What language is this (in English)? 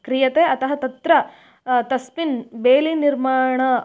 Sanskrit